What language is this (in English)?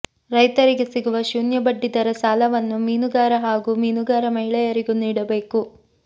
Kannada